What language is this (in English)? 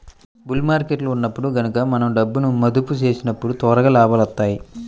Telugu